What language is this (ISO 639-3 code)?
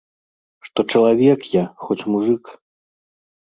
bel